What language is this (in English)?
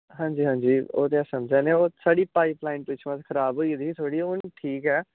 Dogri